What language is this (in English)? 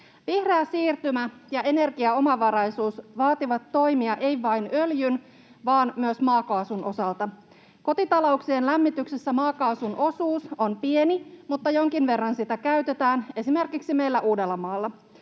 Finnish